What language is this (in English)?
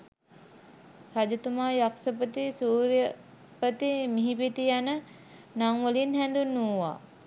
Sinhala